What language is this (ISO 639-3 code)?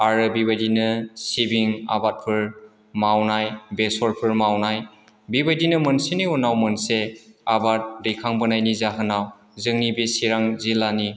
brx